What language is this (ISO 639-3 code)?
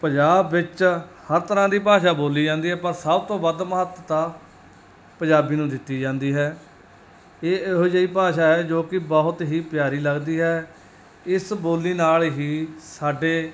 pan